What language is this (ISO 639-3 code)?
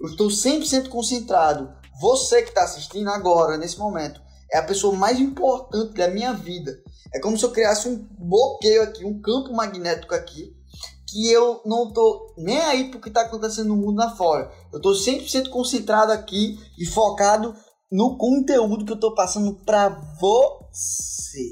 por